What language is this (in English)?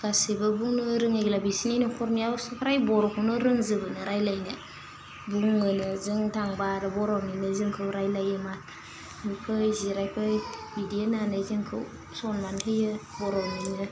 Bodo